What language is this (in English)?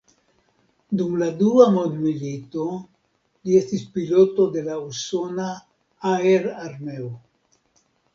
Esperanto